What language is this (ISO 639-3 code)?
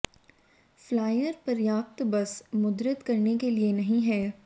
hin